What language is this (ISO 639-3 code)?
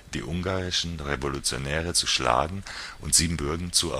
deu